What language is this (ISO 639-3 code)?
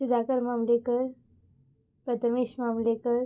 kok